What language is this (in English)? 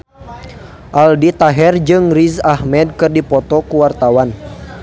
Sundanese